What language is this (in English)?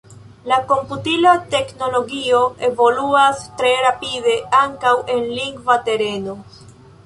Esperanto